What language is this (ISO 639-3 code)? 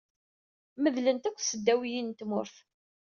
kab